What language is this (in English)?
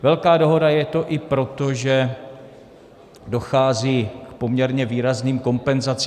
Czech